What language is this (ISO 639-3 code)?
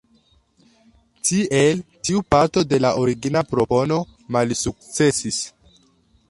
epo